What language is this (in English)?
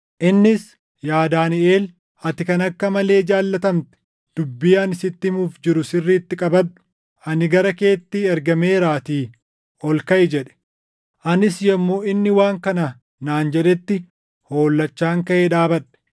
Oromo